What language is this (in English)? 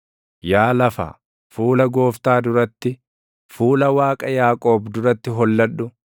Oromo